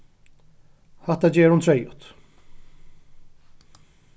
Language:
Faroese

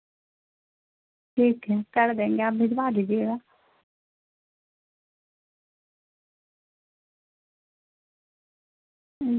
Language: Urdu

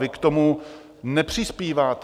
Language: Czech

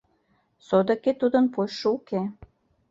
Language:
Mari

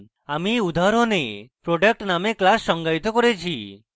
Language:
Bangla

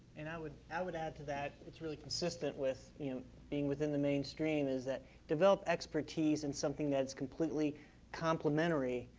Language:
English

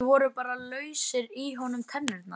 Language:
Icelandic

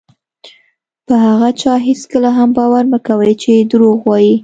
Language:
Pashto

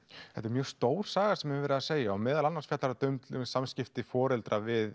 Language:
Icelandic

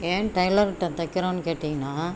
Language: Tamil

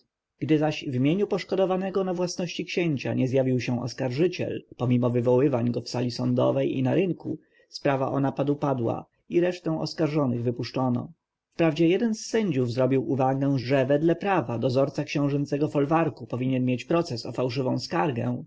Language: Polish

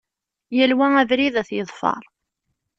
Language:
Kabyle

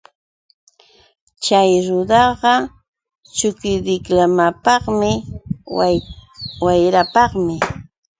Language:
Yauyos Quechua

